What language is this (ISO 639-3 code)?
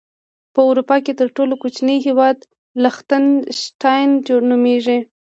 pus